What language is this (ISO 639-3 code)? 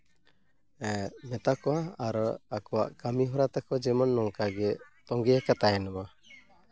sat